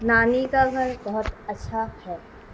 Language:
Urdu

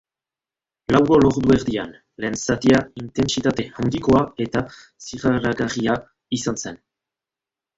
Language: Basque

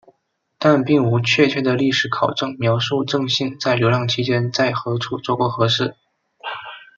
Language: Chinese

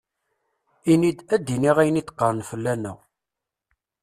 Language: Kabyle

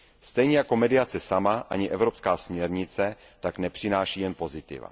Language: Czech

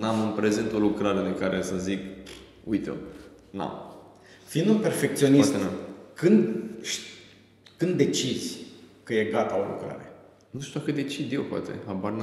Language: Romanian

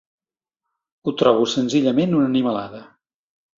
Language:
Catalan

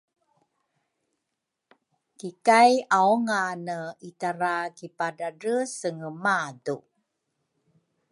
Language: Rukai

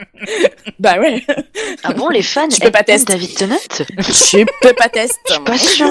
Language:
French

